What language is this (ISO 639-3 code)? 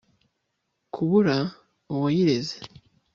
kin